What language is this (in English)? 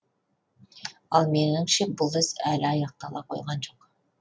Kazakh